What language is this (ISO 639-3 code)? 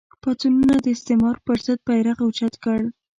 pus